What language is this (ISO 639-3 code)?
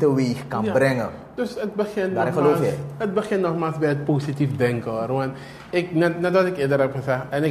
nld